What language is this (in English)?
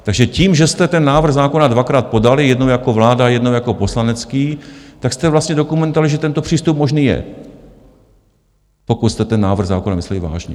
Czech